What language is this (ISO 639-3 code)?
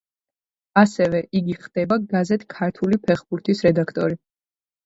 kat